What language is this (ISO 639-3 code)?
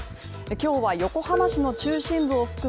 jpn